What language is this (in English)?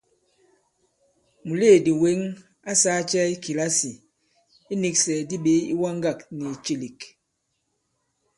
Bankon